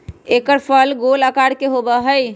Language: Magahi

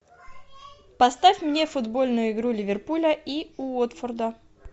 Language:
Russian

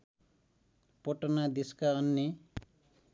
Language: Nepali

